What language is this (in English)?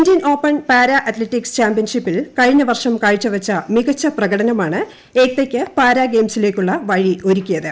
Malayalam